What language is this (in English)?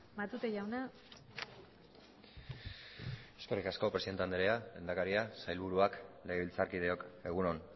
Basque